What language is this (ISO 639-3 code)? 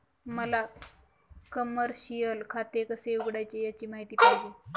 mar